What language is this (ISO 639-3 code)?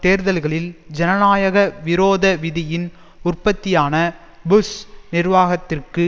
tam